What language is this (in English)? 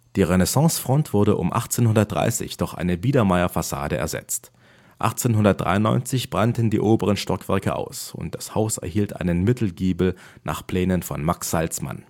German